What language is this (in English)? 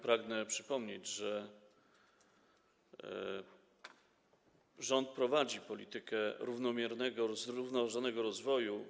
Polish